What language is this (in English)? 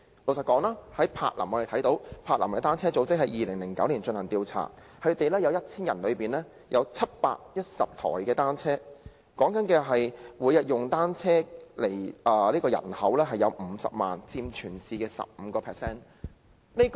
Cantonese